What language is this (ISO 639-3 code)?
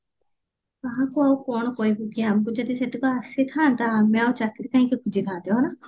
ori